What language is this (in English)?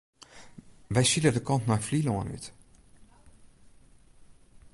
Western Frisian